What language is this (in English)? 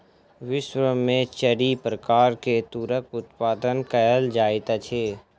Maithili